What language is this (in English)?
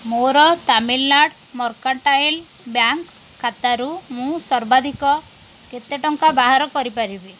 Odia